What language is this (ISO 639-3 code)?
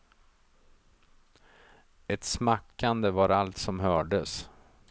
swe